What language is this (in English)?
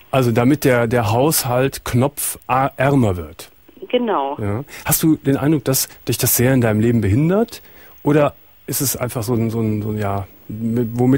German